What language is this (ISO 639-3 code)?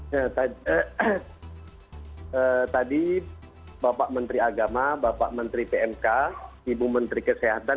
ind